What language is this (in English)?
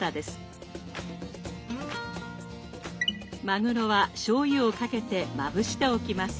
Japanese